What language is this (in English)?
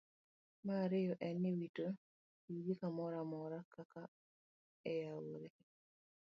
Luo (Kenya and Tanzania)